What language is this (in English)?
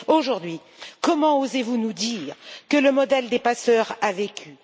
French